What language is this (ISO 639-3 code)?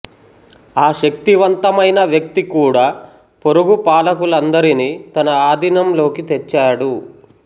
tel